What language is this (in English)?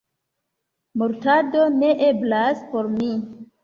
Esperanto